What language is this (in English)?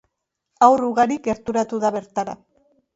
Basque